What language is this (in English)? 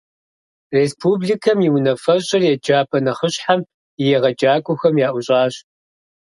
Kabardian